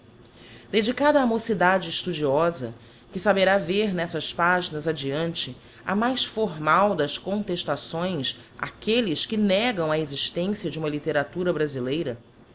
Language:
Portuguese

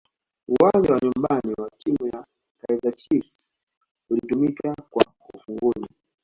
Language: Swahili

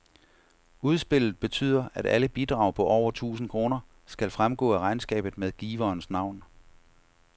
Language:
Danish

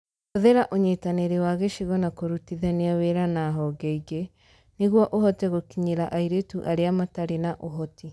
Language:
Kikuyu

